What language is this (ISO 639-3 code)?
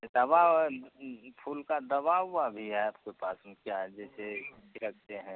hin